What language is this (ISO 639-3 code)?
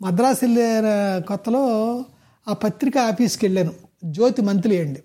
tel